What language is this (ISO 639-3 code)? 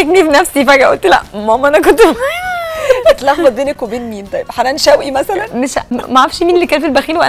ara